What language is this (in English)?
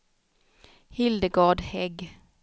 Swedish